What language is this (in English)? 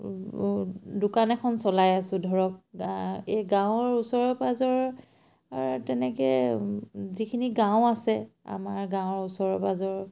Assamese